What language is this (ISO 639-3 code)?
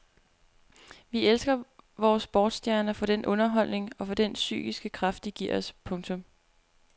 dan